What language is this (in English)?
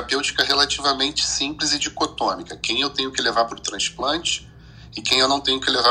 Portuguese